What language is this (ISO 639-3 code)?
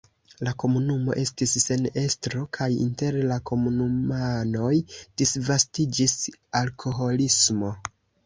epo